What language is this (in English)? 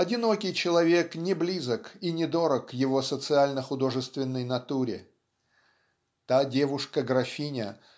Russian